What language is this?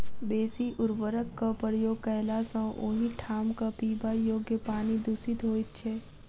Maithili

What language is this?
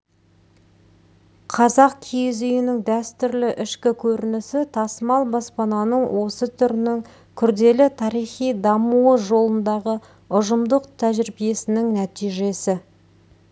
Kazakh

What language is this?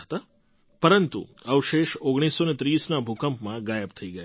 Gujarati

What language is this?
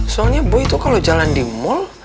Indonesian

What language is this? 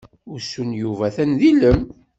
Kabyle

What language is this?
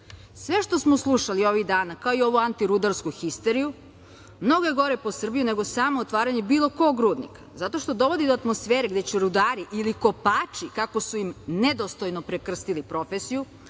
Serbian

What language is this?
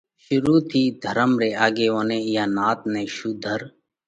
Parkari Koli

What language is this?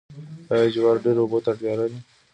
Pashto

